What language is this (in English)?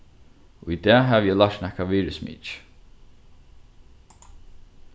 Faroese